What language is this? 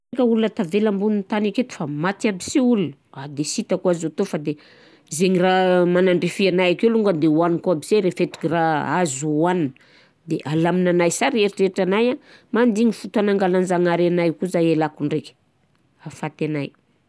Southern Betsimisaraka Malagasy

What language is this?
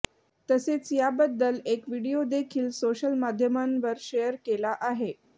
Marathi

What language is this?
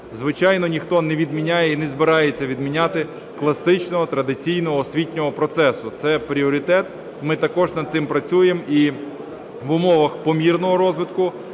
Ukrainian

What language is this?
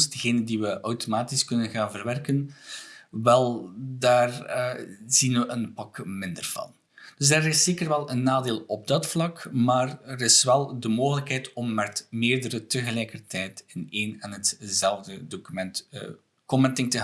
Dutch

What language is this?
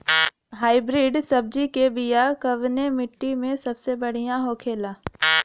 Bhojpuri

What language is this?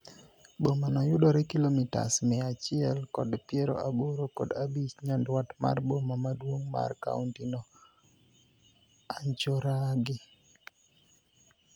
Luo (Kenya and Tanzania)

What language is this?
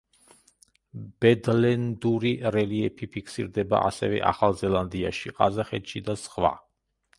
Georgian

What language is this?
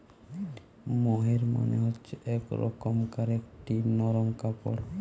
Bangla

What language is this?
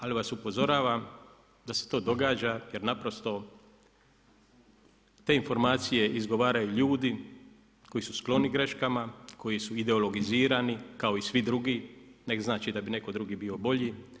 Croatian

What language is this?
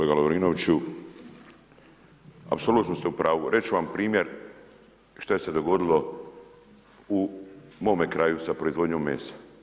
Croatian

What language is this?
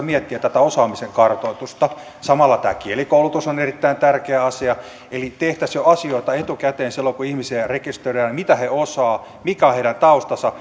Finnish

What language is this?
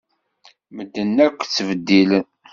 Kabyle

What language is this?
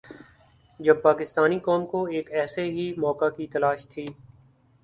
Urdu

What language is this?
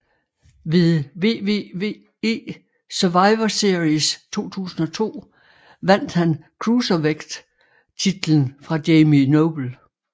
Danish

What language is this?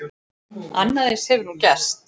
Icelandic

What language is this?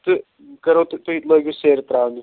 Kashmiri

